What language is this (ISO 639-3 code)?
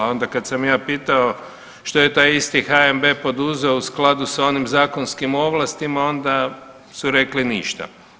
hrv